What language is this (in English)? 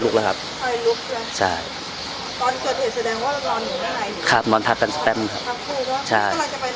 Thai